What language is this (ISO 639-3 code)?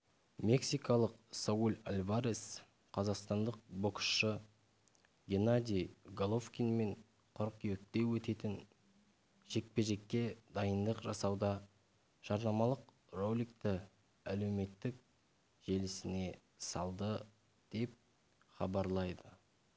kaz